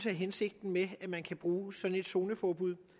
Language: Danish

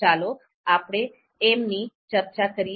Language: Gujarati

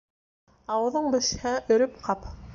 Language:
Bashkir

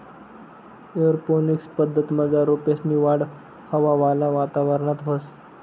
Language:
Marathi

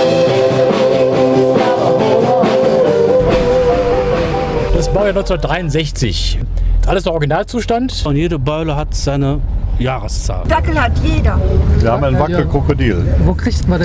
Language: German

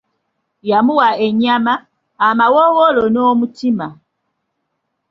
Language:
Ganda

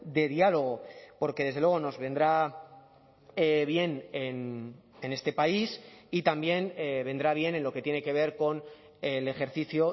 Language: Spanish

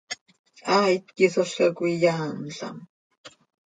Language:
Seri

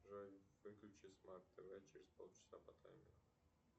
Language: Russian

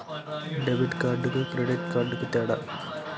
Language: Telugu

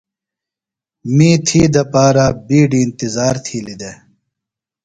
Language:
Phalura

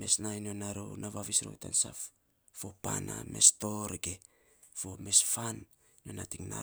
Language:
Saposa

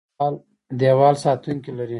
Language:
Pashto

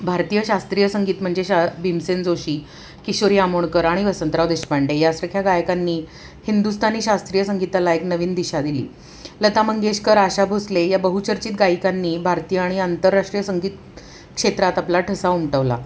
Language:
Marathi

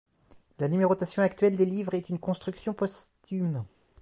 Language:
French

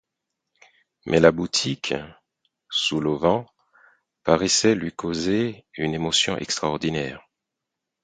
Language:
French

